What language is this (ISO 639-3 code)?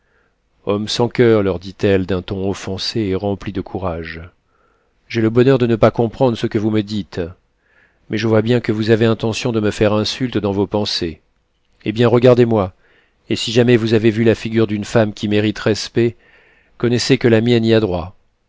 fra